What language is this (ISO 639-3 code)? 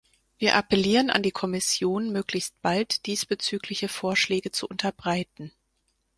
deu